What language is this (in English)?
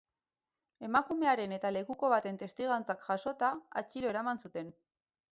Basque